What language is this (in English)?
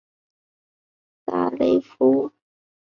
Chinese